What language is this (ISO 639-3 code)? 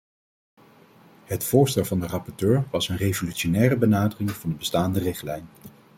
nld